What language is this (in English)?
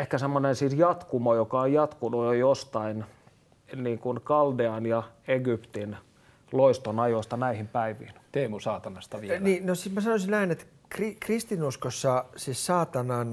Finnish